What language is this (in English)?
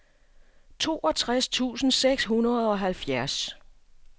Danish